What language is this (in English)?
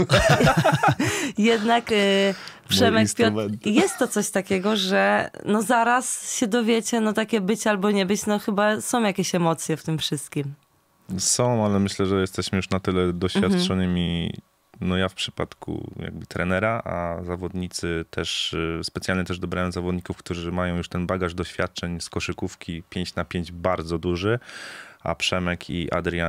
Polish